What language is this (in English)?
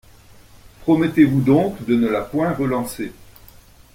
French